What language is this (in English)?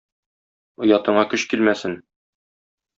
Tatar